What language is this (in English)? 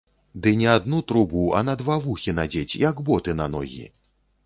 Belarusian